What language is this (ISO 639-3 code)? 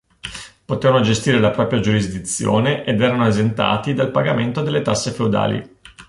ita